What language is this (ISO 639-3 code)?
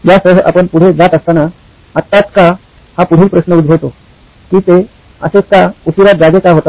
mar